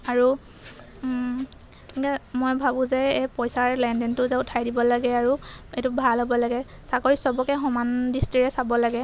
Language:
Assamese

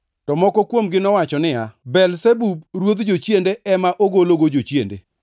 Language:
Luo (Kenya and Tanzania)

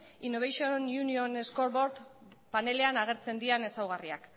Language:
Basque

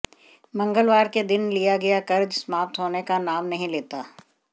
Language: Hindi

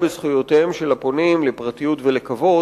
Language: Hebrew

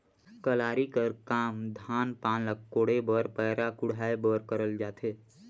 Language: Chhattisgarhi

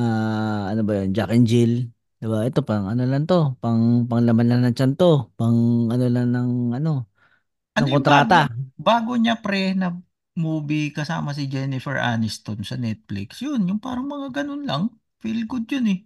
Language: Filipino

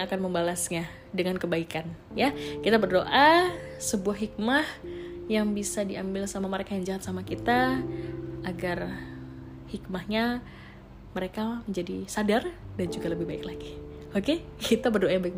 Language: Indonesian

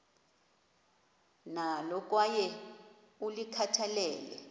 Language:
Xhosa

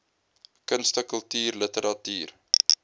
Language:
Afrikaans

